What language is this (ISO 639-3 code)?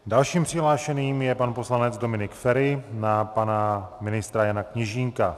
ces